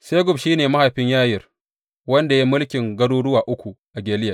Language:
Hausa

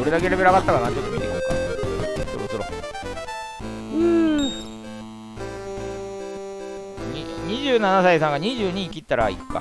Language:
Japanese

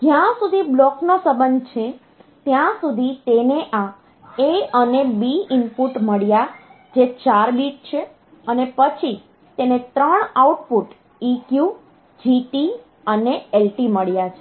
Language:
Gujarati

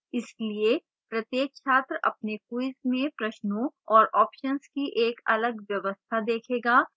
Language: Hindi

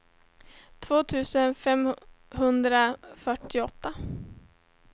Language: Swedish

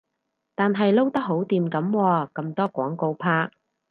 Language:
Cantonese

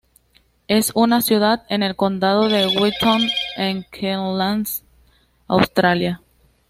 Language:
Spanish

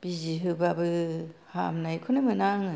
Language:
Bodo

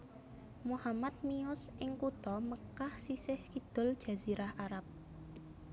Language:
Javanese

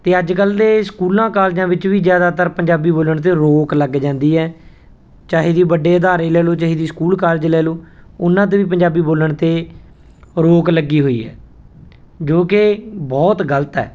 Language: Punjabi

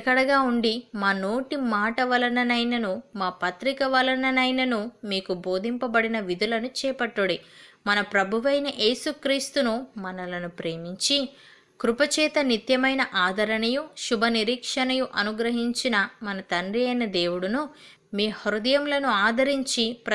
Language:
Telugu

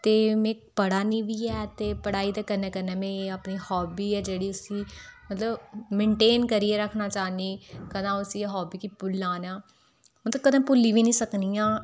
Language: Dogri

